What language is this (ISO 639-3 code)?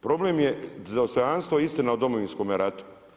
hrv